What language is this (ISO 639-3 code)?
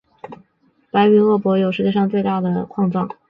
zho